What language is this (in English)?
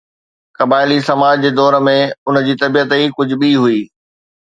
Sindhi